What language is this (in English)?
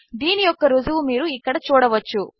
Telugu